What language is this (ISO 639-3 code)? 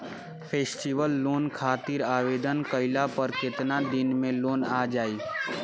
bho